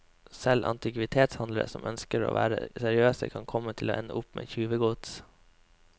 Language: Norwegian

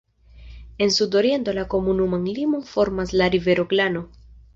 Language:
Esperanto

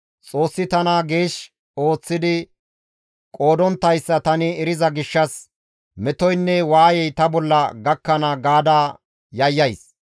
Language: Gamo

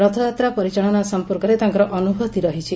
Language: Odia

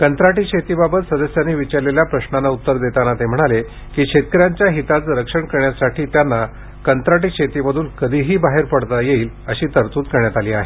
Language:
Marathi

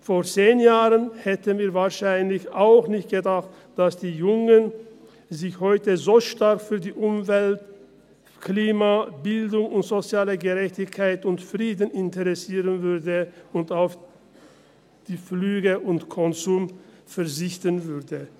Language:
Swiss German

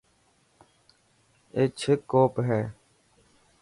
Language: Dhatki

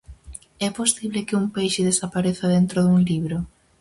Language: Galician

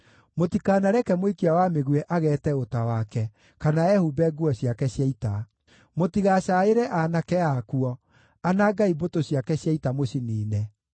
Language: Kikuyu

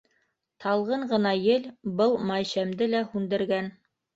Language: Bashkir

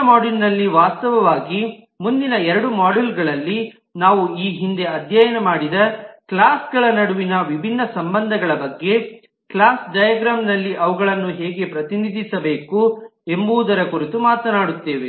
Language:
Kannada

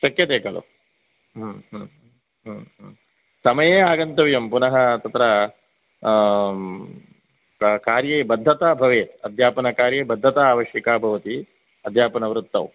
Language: Sanskrit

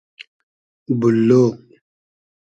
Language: Hazaragi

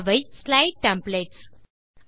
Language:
Tamil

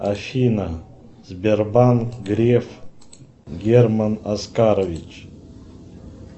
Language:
Russian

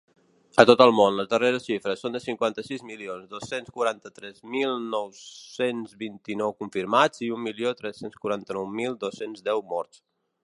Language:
Catalan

